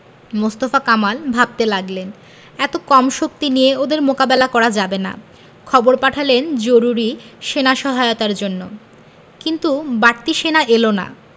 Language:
Bangla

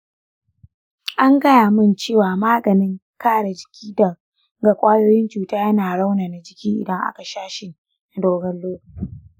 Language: Hausa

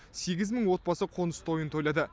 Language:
Kazakh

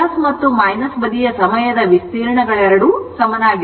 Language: Kannada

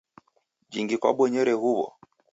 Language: Taita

